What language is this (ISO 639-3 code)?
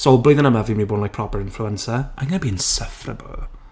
cym